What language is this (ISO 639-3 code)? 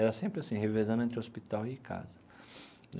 por